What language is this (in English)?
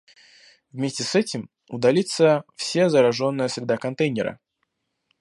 Russian